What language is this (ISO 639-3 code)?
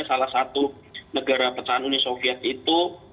ind